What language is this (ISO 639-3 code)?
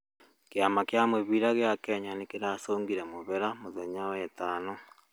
kik